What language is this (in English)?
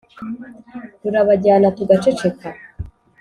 Kinyarwanda